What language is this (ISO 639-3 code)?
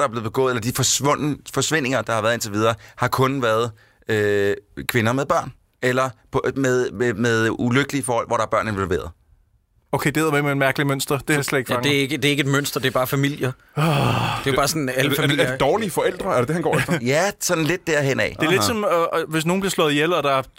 dan